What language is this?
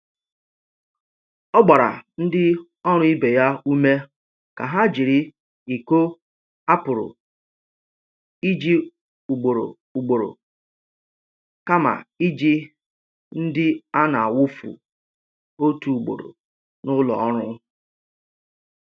Igbo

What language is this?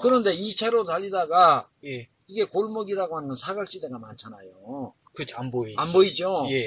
Korean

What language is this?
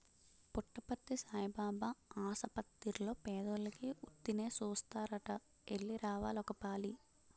Telugu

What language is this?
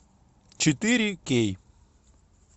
Russian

